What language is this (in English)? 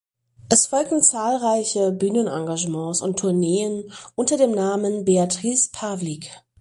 German